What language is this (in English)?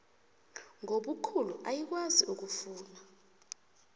South Ndebele